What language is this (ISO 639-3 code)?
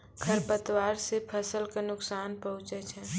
mai